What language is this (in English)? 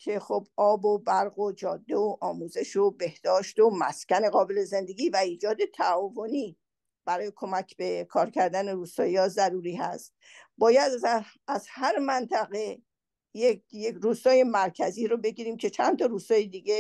Persian